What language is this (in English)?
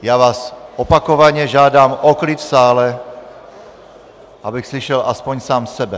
Czech